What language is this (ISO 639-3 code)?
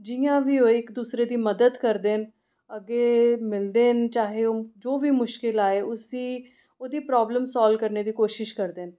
doi